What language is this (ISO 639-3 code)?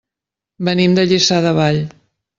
cat